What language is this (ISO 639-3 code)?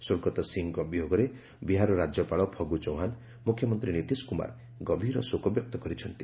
ori